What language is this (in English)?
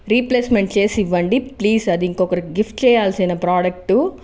Telugu